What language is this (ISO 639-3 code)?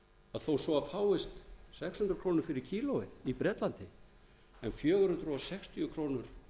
isl